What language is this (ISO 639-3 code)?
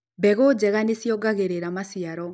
kik